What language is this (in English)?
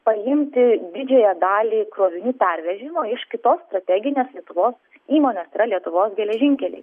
Lithuanian